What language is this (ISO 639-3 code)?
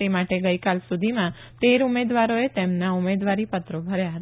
guj